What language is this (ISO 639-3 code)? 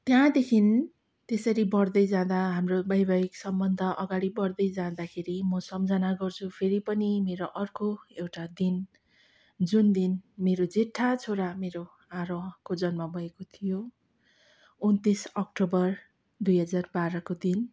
nep